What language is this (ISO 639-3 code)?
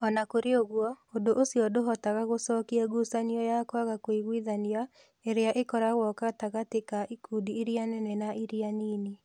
kik